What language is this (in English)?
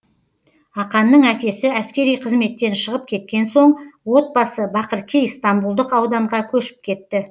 Kazakh